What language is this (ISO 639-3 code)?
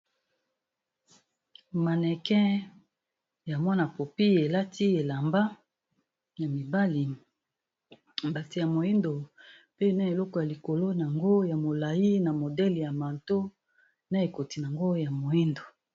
lin